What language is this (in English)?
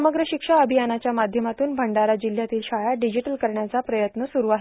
Marathi